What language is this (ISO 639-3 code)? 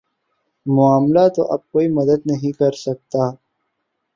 urd